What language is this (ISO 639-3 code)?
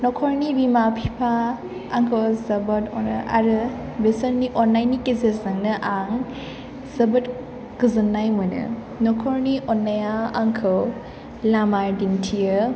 brx